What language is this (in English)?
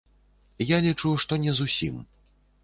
Belarusian